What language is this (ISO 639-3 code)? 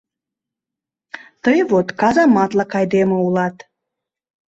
chm